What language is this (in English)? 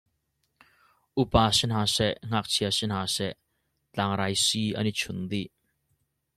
Hakha Chin